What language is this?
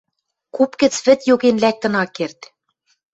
Western Mari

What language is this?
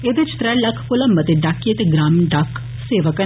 Dogri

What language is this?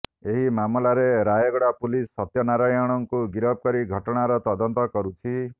Odia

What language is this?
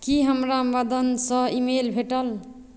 Maithili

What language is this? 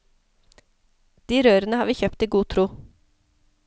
Norwegian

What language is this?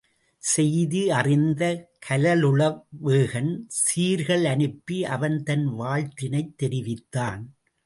Tamil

